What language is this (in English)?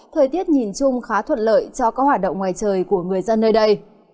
Vietnamese